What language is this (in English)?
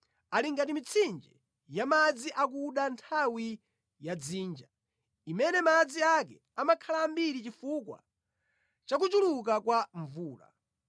Nyanja